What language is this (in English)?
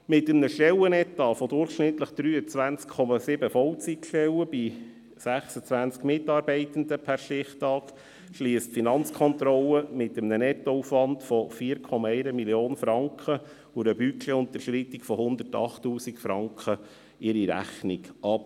Swiss German